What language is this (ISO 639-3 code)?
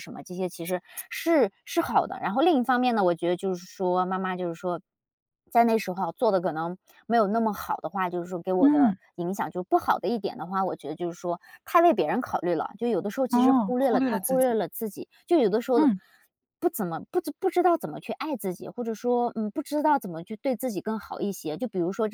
zho